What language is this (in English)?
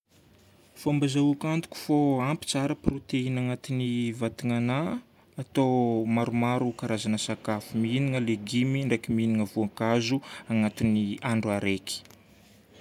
Northern Betsimisaraka Malagasy